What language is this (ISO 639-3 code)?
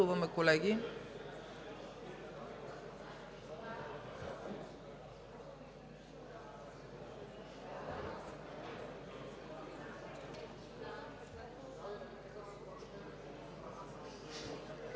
bul